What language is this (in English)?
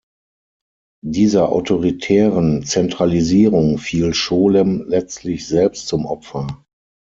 German